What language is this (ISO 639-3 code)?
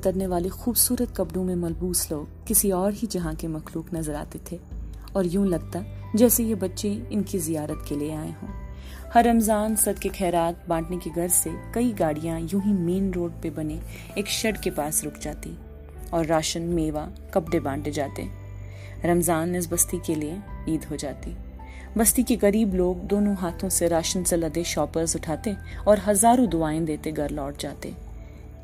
urd